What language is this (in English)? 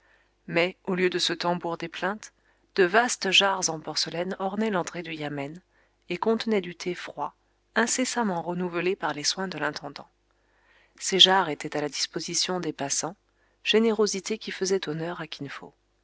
French